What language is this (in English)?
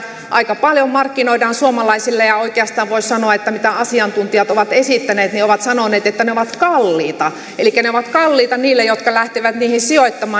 Finnish